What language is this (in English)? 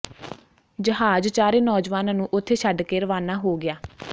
Punjabi